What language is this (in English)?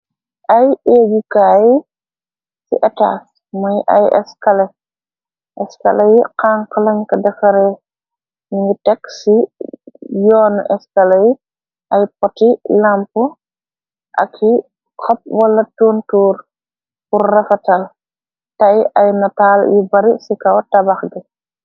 Wolof